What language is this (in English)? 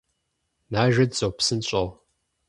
Kabardian